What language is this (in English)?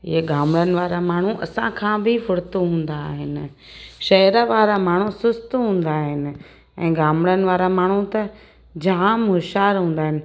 Sindhi